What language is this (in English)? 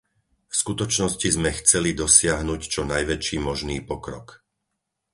Slovak